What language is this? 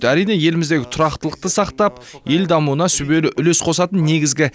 Kazakh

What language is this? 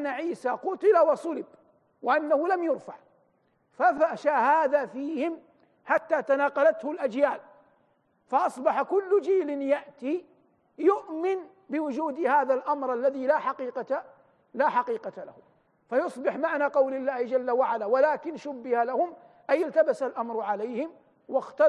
Arabic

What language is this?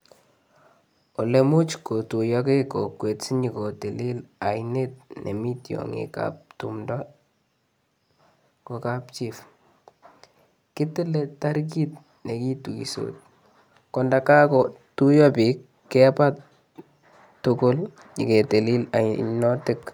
Kalenjin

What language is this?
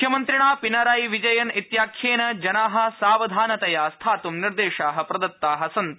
Sanskrit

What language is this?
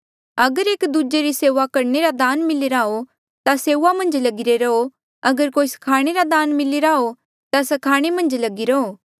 Mandeali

